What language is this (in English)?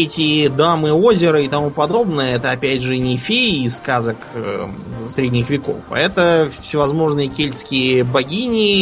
Russian